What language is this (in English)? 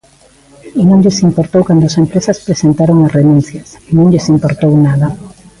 Galician